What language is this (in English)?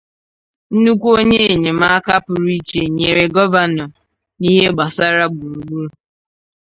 Igbo